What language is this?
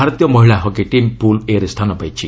Odia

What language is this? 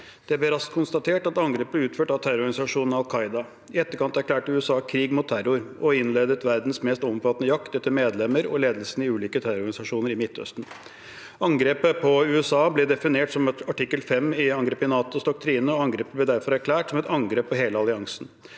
Norwegian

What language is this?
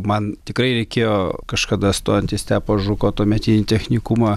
Lithuanian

